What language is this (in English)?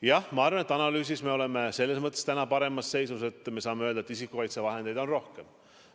Estonian